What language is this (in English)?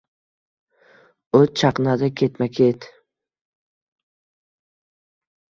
Uzbek